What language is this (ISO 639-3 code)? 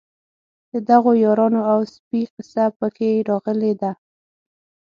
pus